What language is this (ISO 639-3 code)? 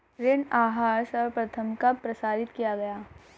hin